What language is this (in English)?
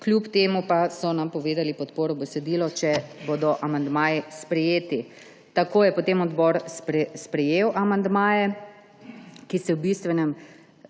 Slovenian